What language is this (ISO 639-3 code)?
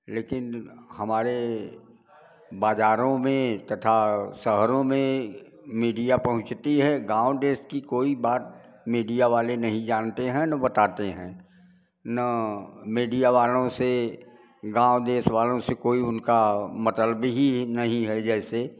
hin